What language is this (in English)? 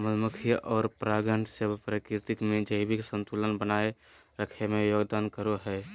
Magahi